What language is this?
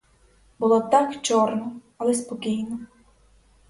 Ukrainian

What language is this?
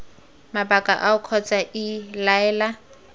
Tswana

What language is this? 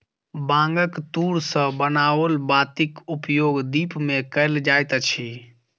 Maithili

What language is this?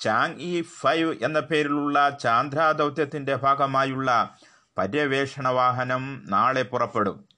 Malayalam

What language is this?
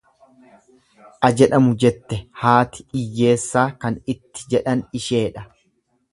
Oromo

